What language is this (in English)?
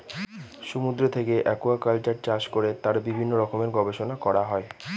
Bangla